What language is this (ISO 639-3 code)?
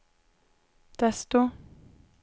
swe